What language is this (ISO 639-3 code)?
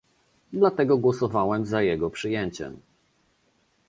pol